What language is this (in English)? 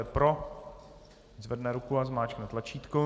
Czech